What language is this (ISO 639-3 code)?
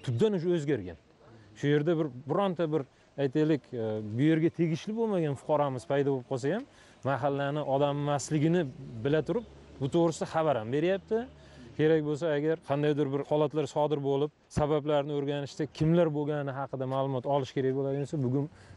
tur